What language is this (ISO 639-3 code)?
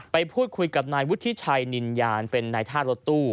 tha